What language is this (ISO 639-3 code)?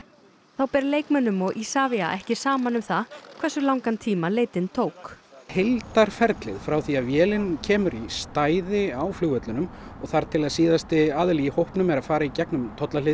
isl